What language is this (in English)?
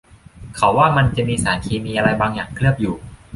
Thai